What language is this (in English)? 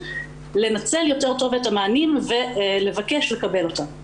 Hebrew